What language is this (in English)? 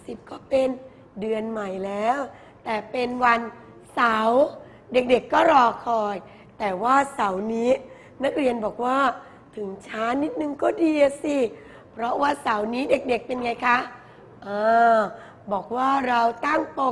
Thai